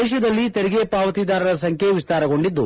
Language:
Kannada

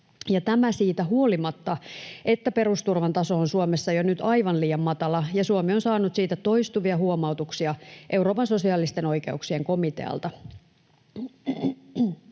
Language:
Finnish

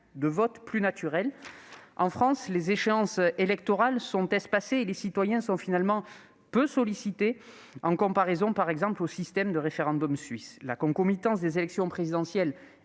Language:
French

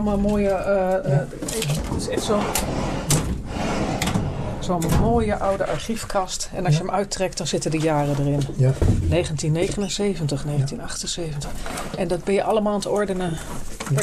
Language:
Dutch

